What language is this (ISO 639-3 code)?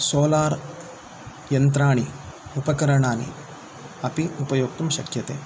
san